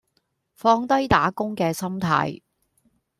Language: Cantonese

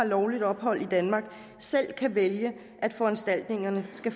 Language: Danish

